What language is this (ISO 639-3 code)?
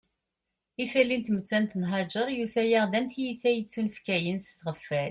kab